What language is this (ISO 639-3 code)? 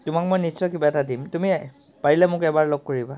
asm